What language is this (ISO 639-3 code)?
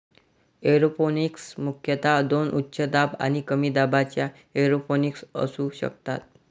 mar